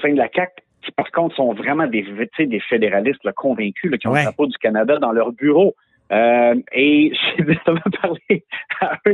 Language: French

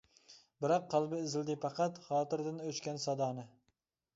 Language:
Uyghur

